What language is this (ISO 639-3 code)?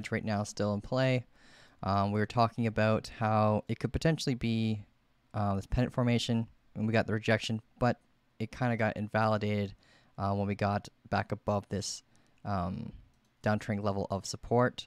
eng